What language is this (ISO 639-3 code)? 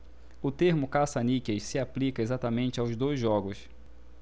por